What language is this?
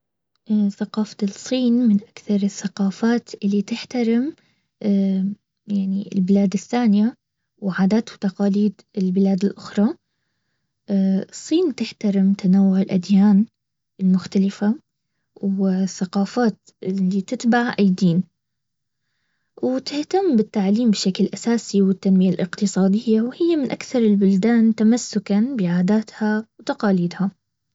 Baharna Arabic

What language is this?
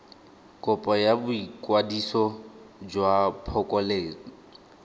Tswana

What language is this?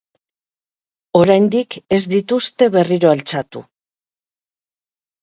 Basque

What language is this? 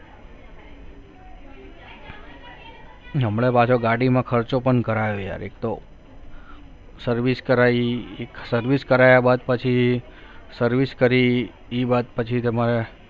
Gujarati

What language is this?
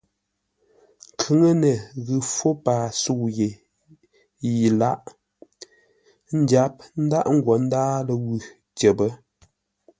Ngombale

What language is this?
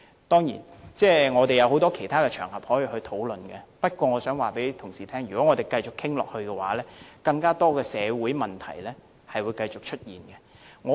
Cantonese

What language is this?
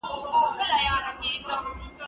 Pashto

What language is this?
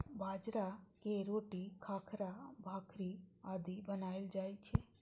Maithili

